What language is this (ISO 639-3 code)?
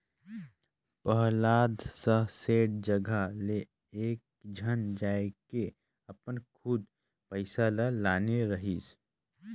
hne